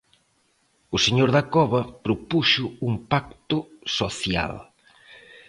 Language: Galician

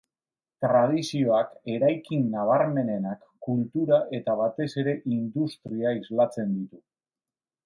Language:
Basque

